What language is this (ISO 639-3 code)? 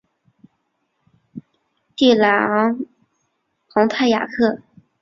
zho